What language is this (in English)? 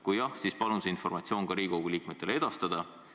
Estonian